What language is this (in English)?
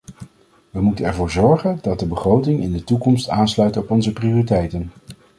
Dutch